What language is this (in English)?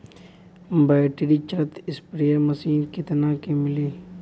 Bhojpuri